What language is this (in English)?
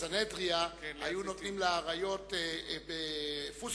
Hebrew